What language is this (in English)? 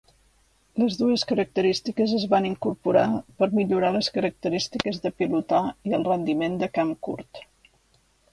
Catalan